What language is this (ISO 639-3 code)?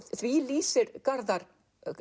isl